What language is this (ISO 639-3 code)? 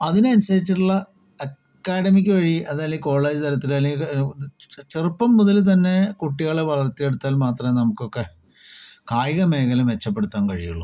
mal